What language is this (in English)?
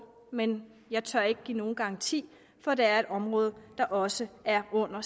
Danish